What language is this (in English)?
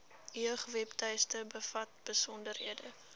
Afrikaans